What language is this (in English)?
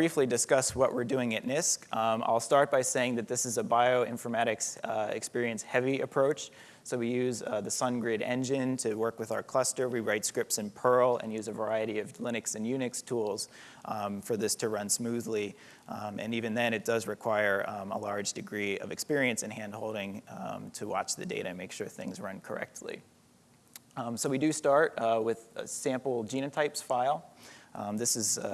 English